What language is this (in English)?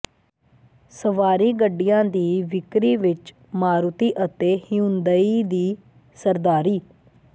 Punjabi